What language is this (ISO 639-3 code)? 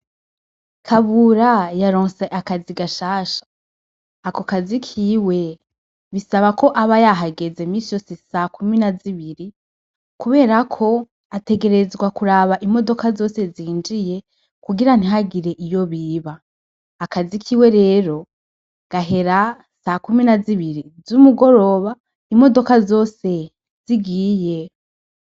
run